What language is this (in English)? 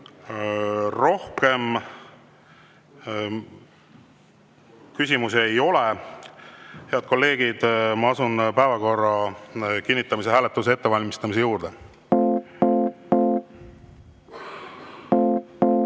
Estonian